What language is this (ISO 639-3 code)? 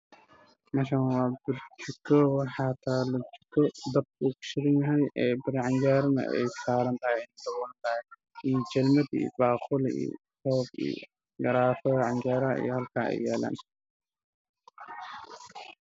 som